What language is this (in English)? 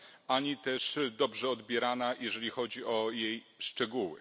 Polish